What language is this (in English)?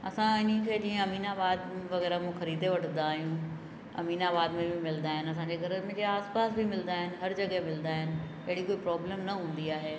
Sindhi